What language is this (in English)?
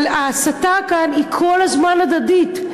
Hebrew